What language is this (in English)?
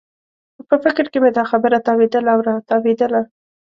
Pashto